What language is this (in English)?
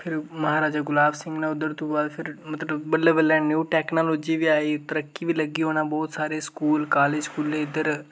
Dogri